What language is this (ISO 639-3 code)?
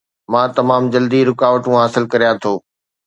snd